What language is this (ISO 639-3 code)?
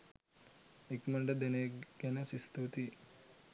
sin